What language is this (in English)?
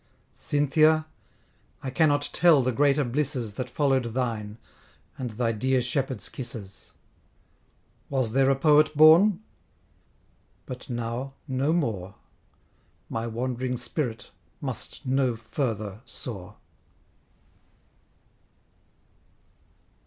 English